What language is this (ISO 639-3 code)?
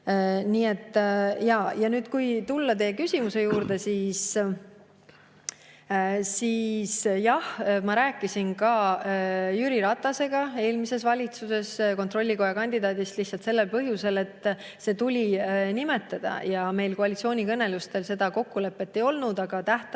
est